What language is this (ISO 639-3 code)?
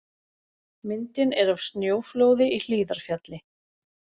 isl